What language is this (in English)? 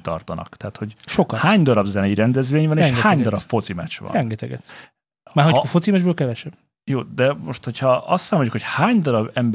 Hungarian